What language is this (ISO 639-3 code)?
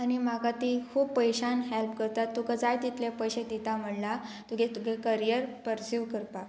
kok